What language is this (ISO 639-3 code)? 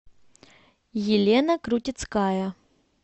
rus